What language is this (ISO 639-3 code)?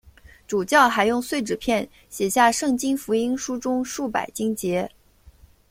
zho